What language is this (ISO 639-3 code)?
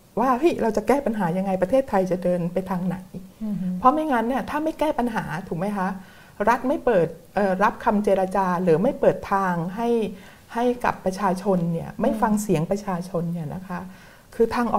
tha